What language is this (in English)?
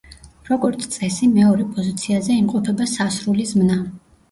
Georgian